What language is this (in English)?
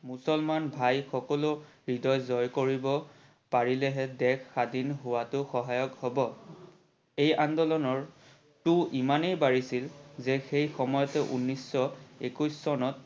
Assamese